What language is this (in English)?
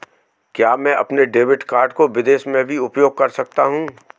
Hindi